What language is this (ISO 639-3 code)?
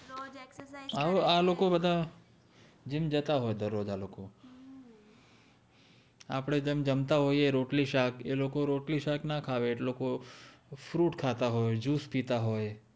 guj